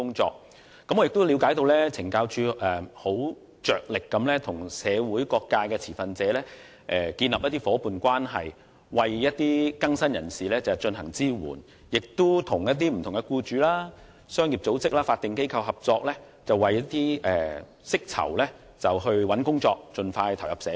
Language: Cantonese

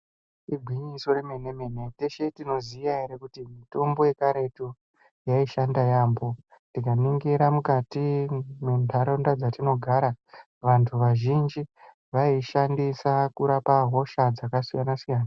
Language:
Ndau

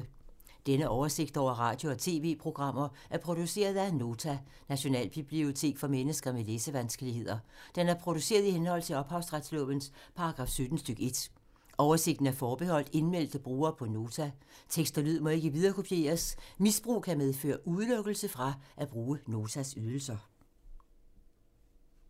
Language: Danish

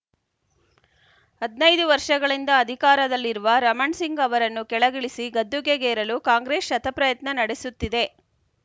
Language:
Kannada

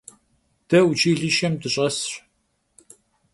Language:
Kabardian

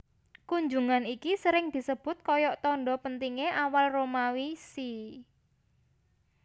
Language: Javanese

